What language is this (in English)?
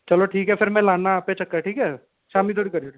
Dogri